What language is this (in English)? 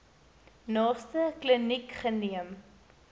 Afrikaans